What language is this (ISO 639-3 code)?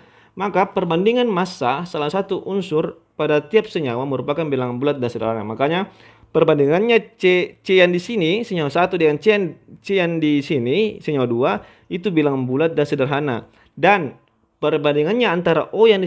ind